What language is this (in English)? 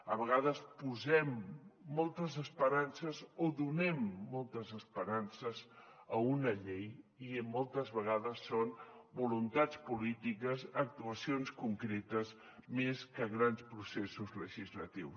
Catalan